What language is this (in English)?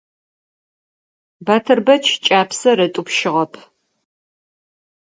Adyghe